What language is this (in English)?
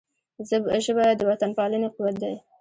Pashto